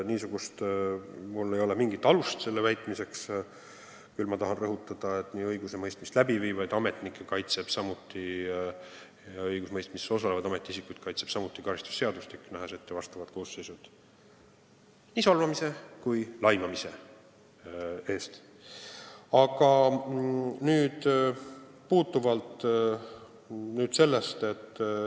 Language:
Estonian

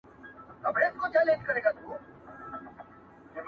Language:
Pashto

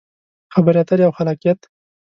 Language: Pashto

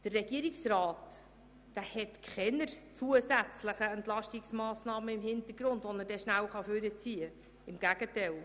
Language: Swiss German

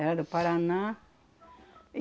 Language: Portuguese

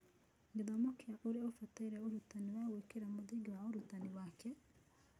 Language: Kikuyu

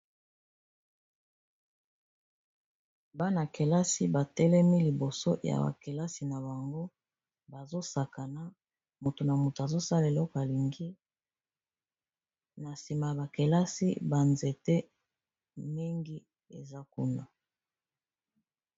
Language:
Lingala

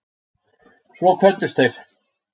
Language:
Icelandic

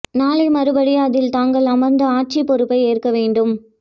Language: Tamil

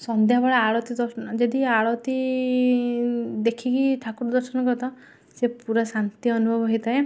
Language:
Odia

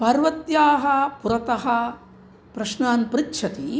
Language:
Sanskrit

